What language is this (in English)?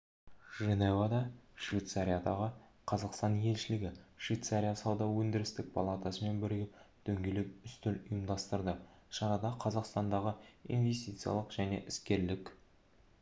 Kazakh